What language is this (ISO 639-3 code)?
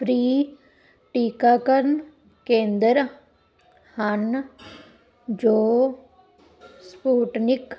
pan